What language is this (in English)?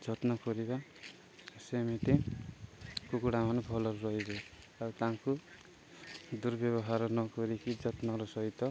Odia